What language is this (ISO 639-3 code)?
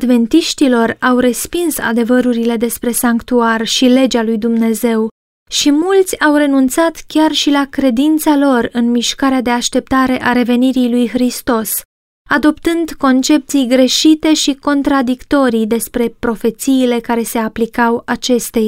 ron